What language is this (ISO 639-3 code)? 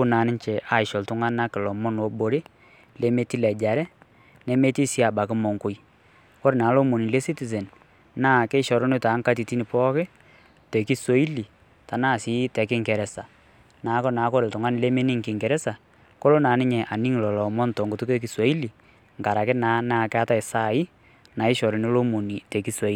mas